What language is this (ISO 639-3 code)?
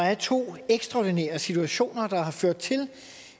dan